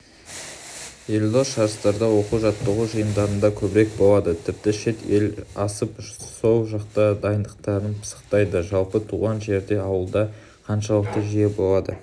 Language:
Kazakh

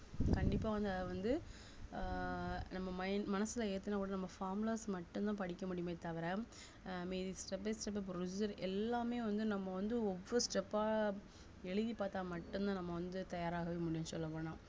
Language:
Tamil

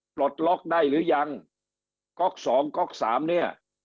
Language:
Thai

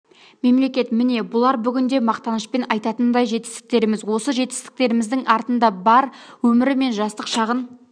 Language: Kazakh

